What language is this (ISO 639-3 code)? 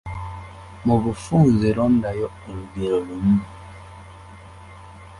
lug